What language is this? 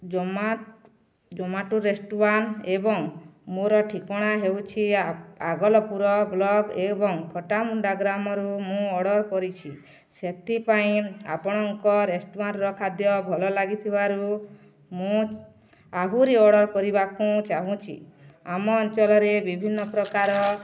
Odia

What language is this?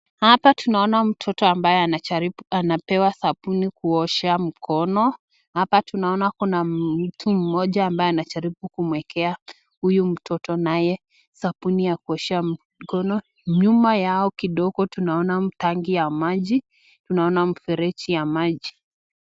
Swahili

